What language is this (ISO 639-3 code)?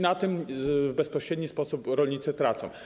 pol